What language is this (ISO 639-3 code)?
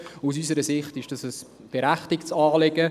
gsw